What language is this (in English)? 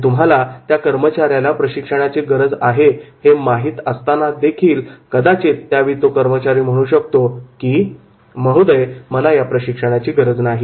Marathi